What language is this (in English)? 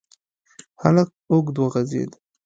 Pashto